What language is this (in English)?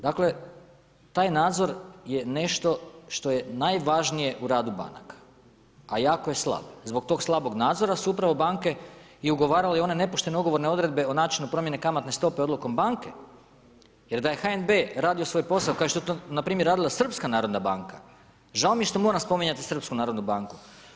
Croatian